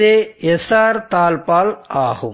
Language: Tamil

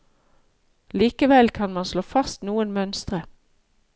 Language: Norwegian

